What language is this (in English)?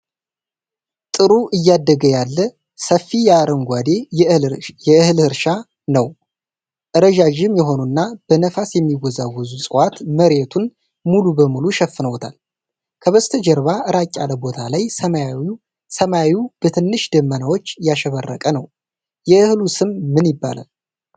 Amharic